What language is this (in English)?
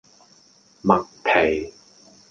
Cantonese